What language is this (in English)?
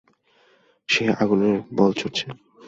Bangla